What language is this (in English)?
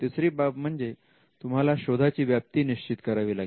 Marathi